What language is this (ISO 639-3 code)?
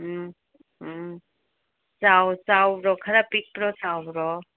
mni